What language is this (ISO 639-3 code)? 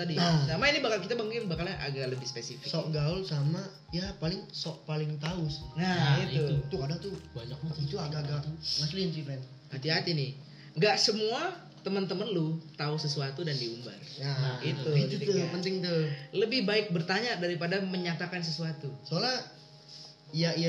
ind